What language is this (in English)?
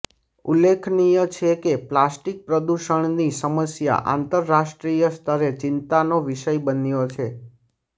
Gujarati